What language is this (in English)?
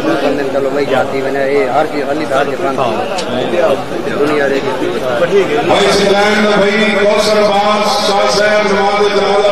Arabic